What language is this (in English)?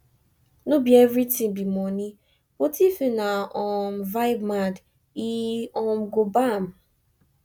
Nigerian Pidgin